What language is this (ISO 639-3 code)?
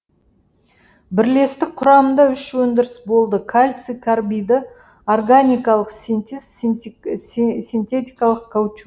kaz